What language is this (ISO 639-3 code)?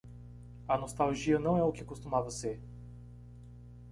por